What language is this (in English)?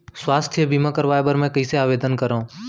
Chhattisgarhi